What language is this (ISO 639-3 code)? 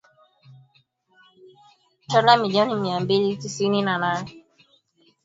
swa